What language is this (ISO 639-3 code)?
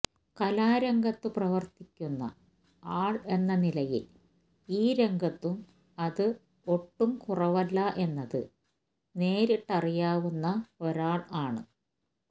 mal